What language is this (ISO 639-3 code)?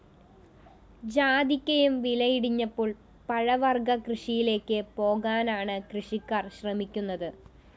mal